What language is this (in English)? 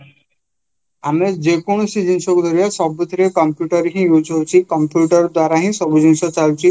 Odia